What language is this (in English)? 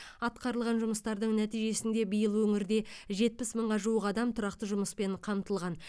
Kazakh